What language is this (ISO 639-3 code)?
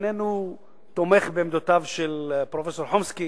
heb